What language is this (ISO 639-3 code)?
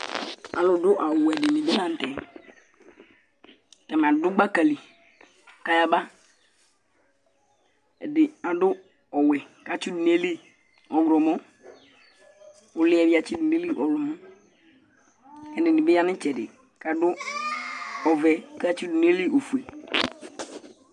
kpo